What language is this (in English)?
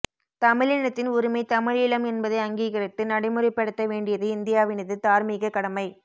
Tamil